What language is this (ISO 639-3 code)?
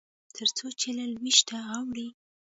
pus